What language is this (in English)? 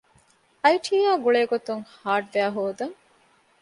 Divehi